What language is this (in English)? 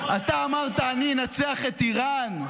Hebrew